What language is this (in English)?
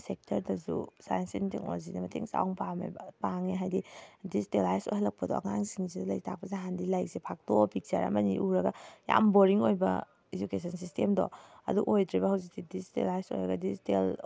Manipuri